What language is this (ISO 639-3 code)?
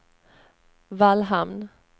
swe